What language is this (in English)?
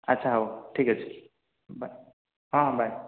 Odia